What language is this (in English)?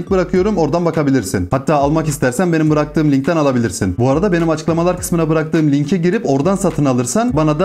Turkish